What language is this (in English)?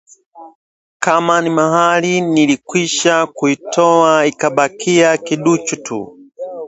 Swahili